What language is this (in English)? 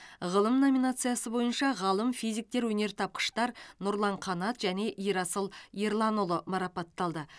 Kazakh